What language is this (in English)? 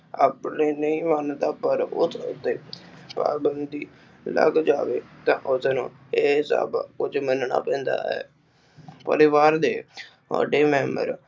Punjabi